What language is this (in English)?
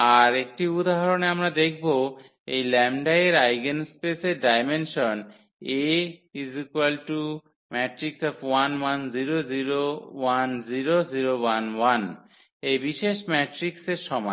Bangla